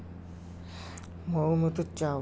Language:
Urdu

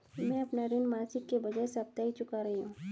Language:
Hindi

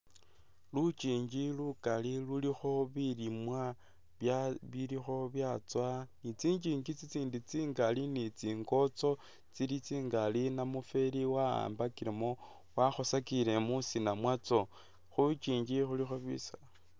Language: Masaaba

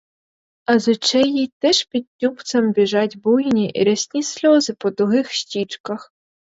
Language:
Ukrainian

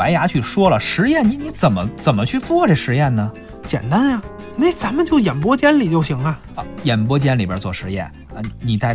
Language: Chinese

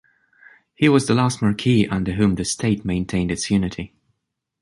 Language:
English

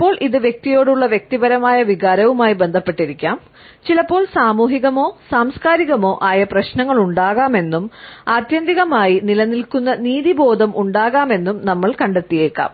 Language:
Malayalam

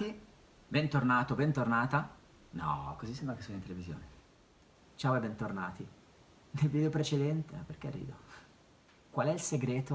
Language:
Italian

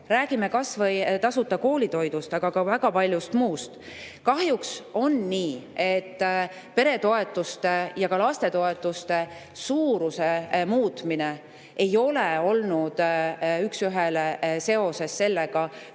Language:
Estonian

